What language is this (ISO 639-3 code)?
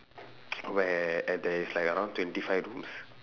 eng